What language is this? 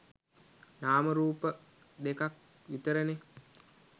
Sinhala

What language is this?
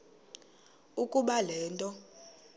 Xhosa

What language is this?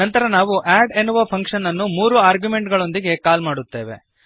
Kannada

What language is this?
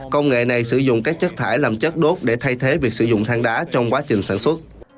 Vietnamese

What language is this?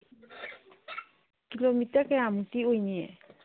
Manipuri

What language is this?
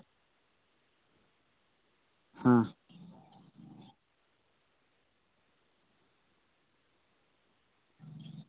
Santali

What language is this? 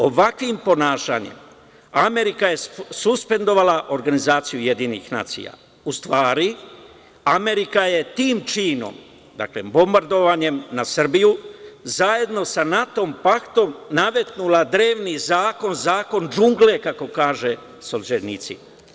Serbian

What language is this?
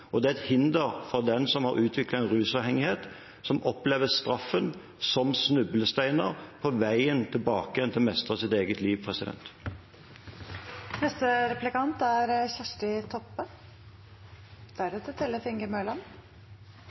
Norwegian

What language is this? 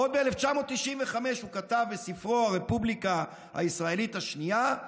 Hebrew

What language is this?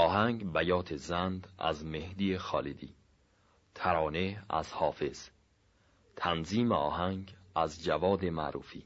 Persian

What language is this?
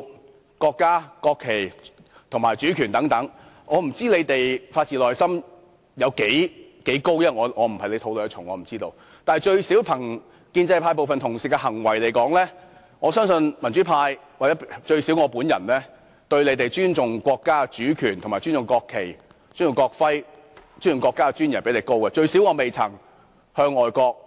Cantonese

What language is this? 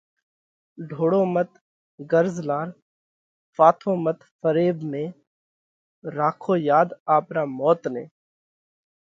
Parkari Koli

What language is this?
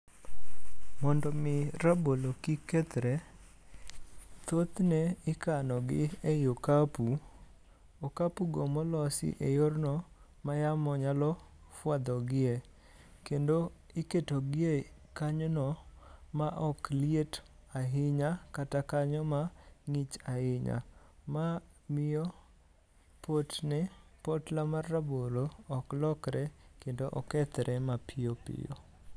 Luo (Kenya and Tanzania)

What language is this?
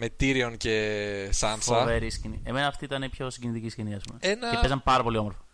Greek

